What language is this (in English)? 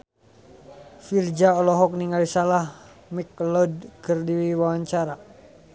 Sundanese